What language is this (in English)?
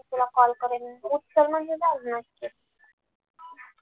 Marathi